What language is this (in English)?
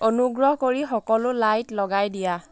Assamese